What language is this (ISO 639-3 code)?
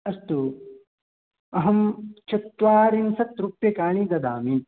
san